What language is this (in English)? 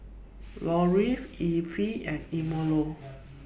English